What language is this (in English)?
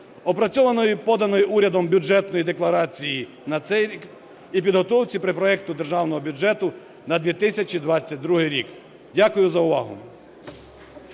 Ukrainian